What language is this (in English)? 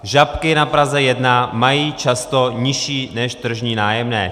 Czech